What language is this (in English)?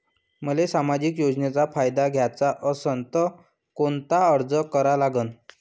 Marathi